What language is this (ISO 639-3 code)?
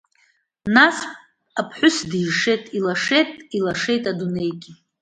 abk